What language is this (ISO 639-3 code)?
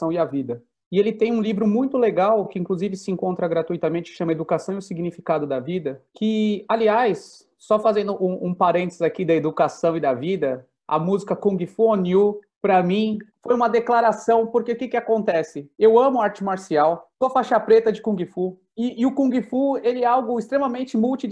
por